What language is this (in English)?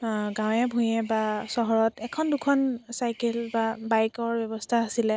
Assamese